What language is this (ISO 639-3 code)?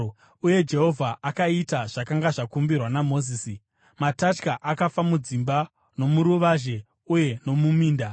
sna